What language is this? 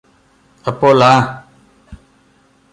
Malayalam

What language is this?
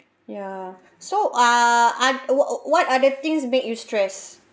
English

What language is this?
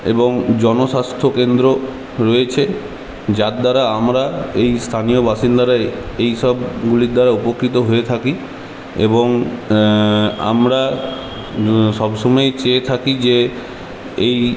Bangla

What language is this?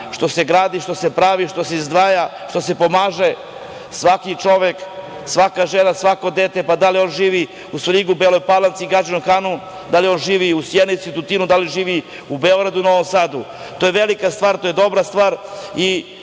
Serbian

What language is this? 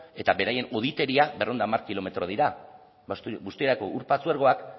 Basque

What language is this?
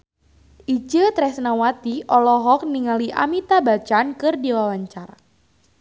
Sundanese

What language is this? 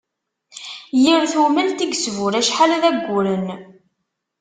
Kabyle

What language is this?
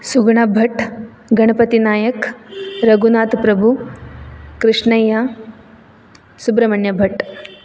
Sanskrit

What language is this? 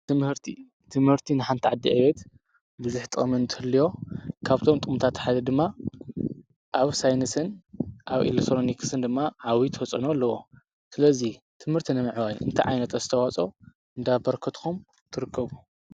Tigrinya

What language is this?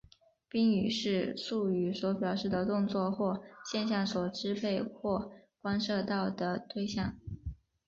Chinese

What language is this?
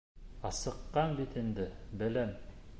Bashkir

